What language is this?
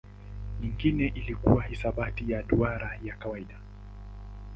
Swahili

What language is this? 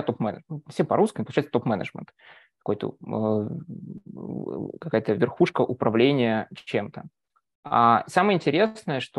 Russian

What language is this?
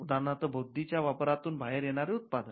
Marathi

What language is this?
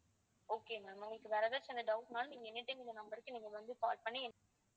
Tamil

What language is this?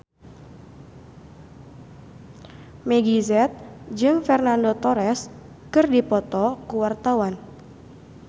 Sundanese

